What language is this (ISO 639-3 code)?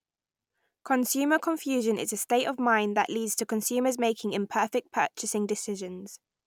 eng